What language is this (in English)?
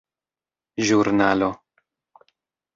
Esperanto